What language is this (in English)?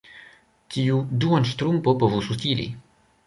Esperanto